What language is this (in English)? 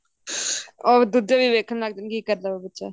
Punjabi